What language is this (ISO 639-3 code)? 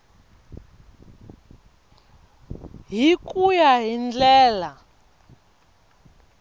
tso